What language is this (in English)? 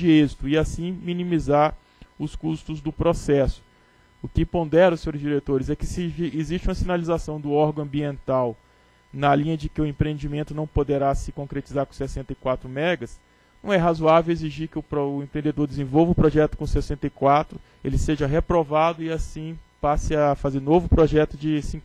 Portuguese